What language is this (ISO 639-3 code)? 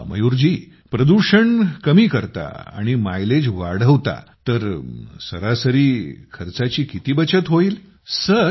mar